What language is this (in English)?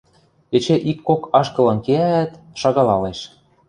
Western Mari